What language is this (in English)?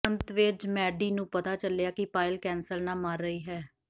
Punjabi